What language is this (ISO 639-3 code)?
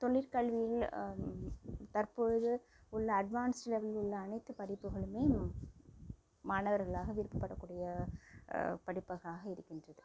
tam